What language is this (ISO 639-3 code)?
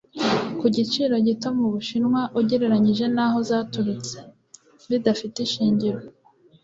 kin